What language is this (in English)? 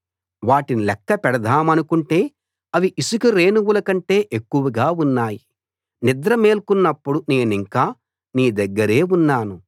Telugu